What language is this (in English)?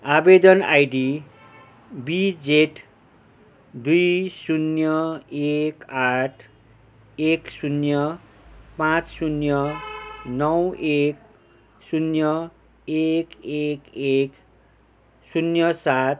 Nepali